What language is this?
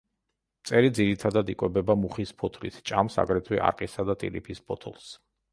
Georgian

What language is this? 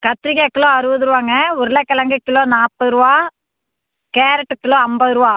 Tamil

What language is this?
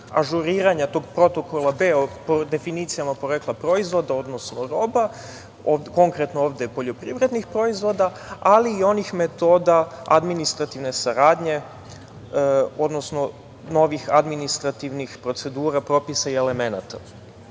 Serbian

